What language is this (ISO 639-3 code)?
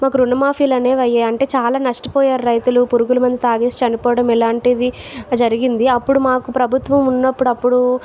tel